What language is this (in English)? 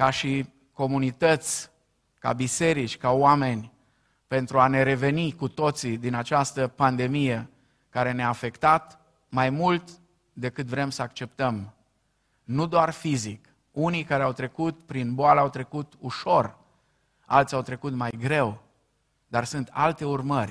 Romanian